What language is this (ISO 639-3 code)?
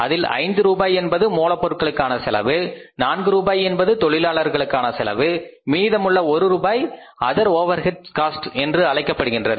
tam